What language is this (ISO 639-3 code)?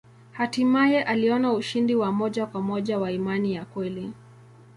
swa